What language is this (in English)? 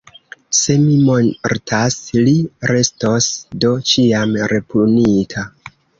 Esperanto